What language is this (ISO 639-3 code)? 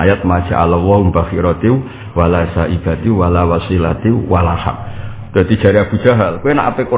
ind